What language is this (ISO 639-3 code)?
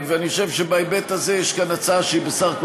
heb